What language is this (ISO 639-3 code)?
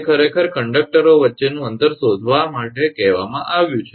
guj